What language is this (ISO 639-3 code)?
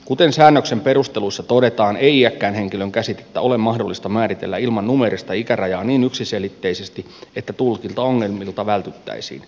fin